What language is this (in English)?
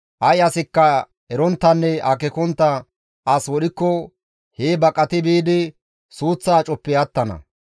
Gamo